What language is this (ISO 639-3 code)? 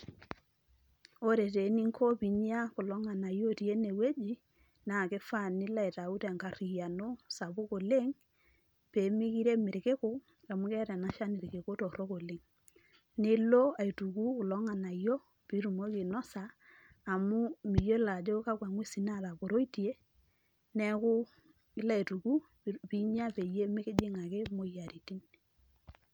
mas